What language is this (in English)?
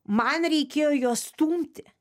Lithuanian